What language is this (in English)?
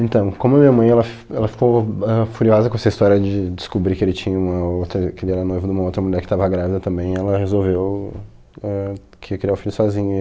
Portuguese